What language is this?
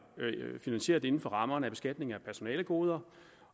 Danish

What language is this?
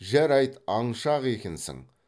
Kazakh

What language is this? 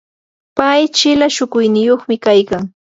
Yanahuanca Pasco Quechua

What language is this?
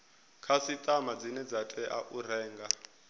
Venda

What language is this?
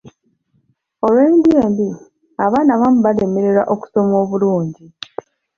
Ganda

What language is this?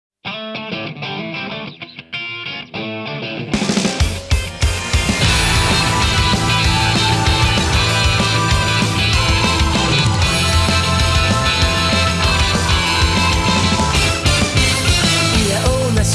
Spanish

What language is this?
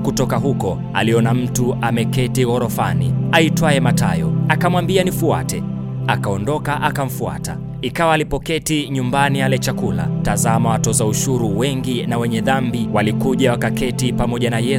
Swahili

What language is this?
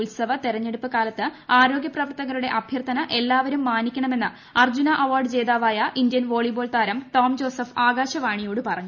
Malayalam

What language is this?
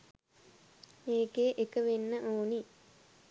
Sinhala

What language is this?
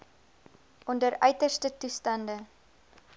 Afrikaans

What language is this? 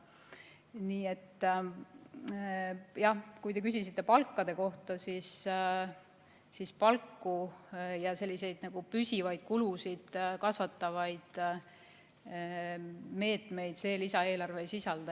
Estonian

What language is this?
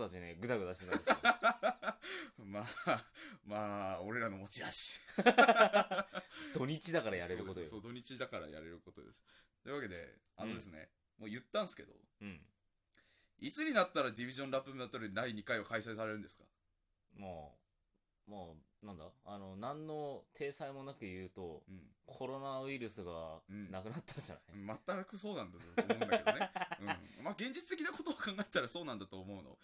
Japanese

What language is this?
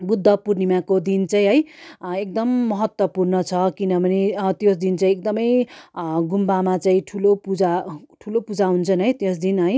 Nepali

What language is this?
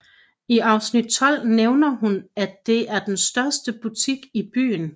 Danish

